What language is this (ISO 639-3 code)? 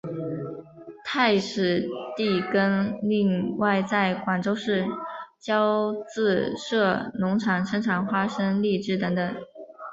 zho